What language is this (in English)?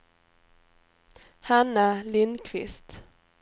Swedish